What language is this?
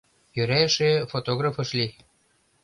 Mari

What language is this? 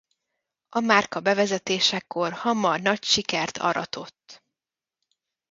Hungarian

